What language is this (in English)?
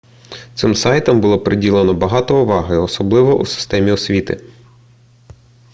Ukrainian